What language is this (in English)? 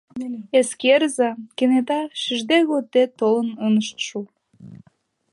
Mari